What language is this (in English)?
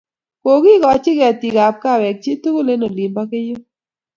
Kalenjin